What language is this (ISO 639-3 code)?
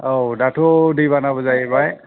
brx